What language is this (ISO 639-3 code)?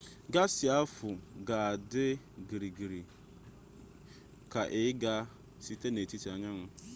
ibo